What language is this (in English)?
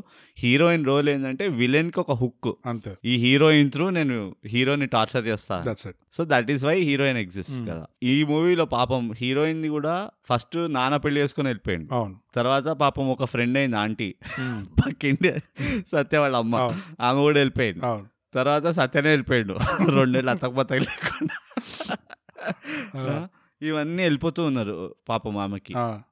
Telugu